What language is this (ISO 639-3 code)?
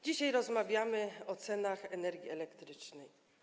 pol